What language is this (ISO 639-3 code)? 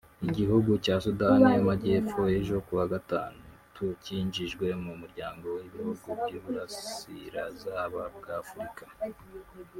kin